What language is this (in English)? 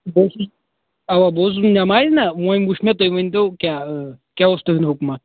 Kashmiri